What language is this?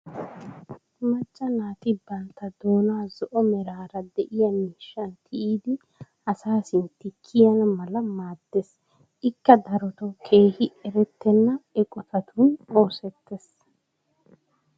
Wolaytta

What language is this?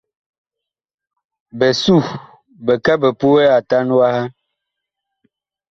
Bakoko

